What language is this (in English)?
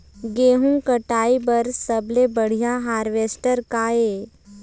Chhattisgarhi